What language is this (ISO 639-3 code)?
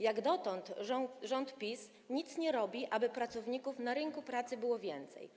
pol